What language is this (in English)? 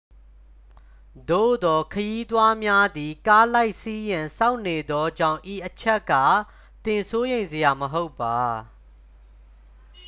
Burmese